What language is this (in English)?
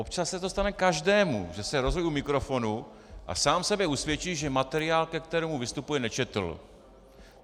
Czech